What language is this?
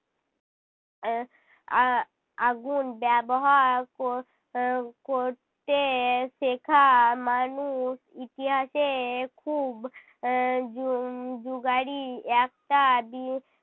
Bangla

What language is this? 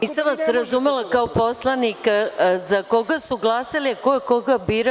Serbian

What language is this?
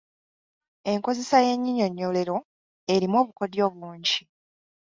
Ganda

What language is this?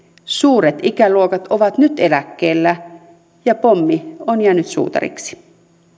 Finnish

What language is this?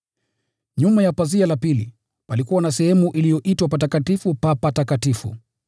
Swahili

